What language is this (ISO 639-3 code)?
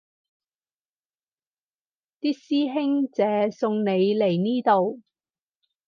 yue